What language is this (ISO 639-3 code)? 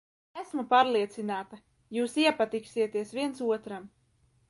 lav